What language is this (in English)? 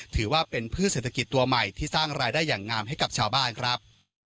Thai